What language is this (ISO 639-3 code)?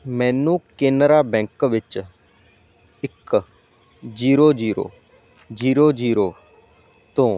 pan